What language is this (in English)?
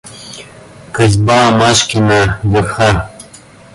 Russian